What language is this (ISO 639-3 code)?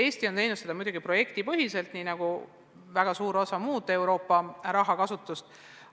est